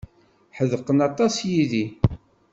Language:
Kabyle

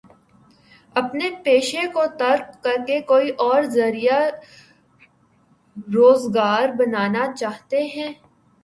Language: Urdu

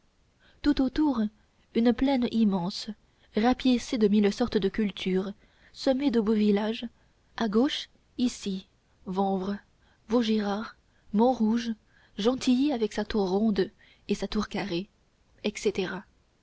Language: French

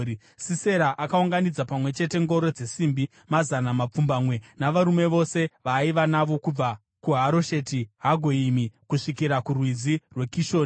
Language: Shona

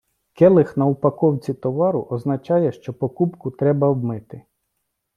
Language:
Ukrainian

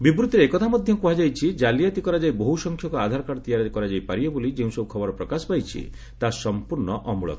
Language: Odia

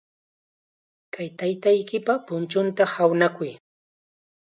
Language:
Chiquián Ancash Quechua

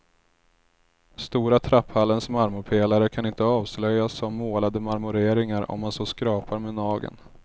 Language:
Swedish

